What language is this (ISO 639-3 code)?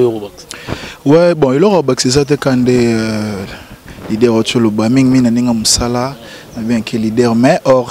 fra